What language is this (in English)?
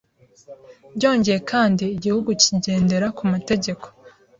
Kinyarwanda